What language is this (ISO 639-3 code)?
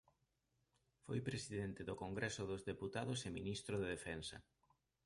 glg